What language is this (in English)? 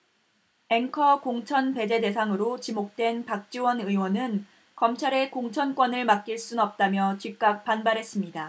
Korean